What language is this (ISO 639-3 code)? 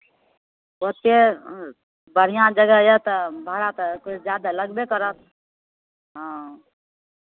mai